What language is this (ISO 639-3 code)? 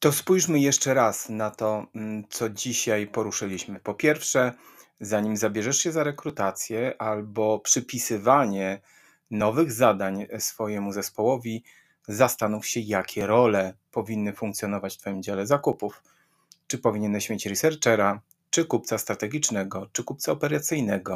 pol